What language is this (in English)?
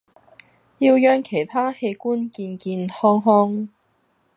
Cantonese